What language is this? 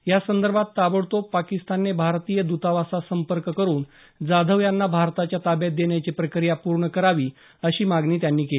Marathi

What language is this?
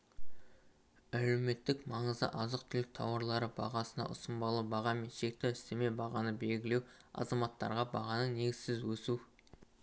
Kazakh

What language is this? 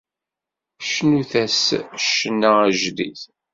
Kabyle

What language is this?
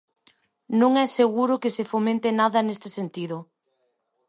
Galician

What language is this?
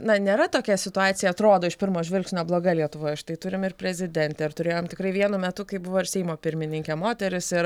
Lithuanian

